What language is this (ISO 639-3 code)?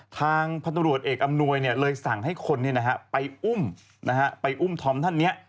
tha